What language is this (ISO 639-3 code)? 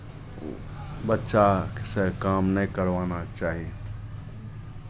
mai